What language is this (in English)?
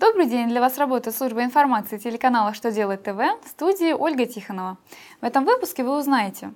Russian